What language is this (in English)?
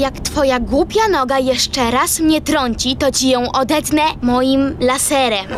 Polish